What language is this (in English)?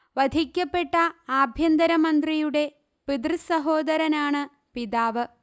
Malayalam